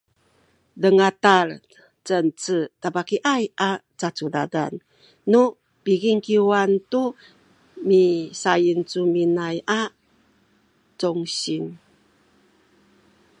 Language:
Sakizaya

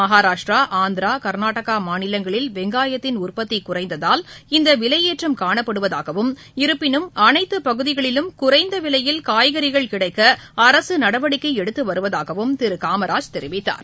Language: Tamil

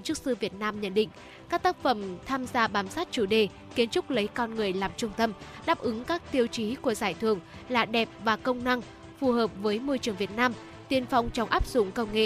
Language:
Vietnamese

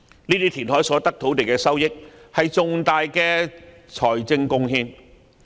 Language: Cantonese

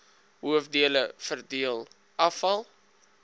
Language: Afrikaans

